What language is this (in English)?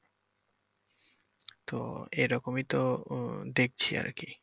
Bangla